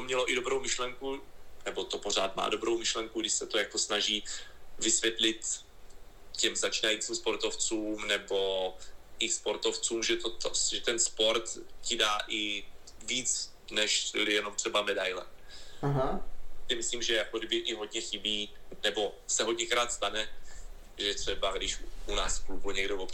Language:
Czech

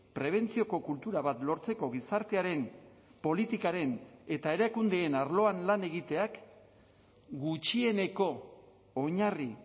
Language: Basque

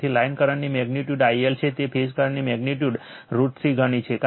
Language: Gujarati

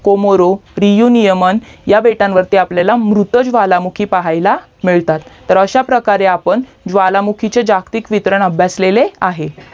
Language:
Marathi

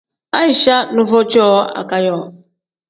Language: Tem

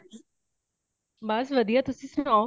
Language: Punjabi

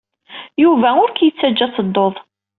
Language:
Kabyle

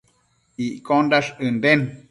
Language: Matsés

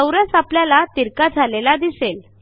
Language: Marathi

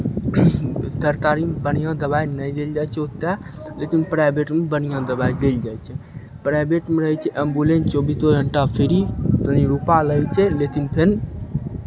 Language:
Maithili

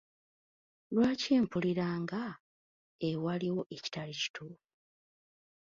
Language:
Ganda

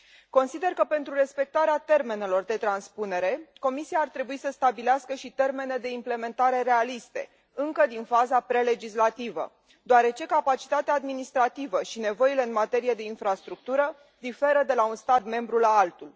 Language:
Romanian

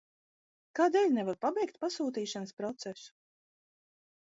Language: Latvian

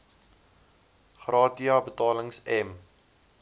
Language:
Afrikaans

